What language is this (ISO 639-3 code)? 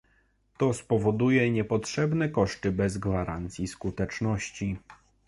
pol